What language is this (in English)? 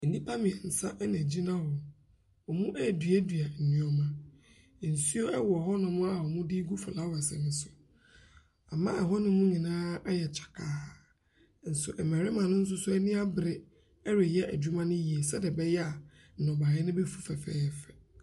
Akan